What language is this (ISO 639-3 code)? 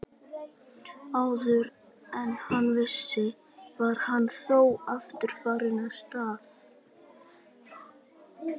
isl